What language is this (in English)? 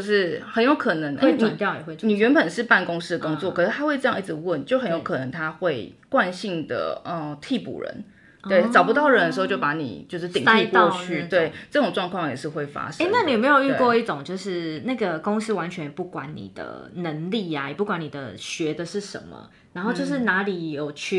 Chinese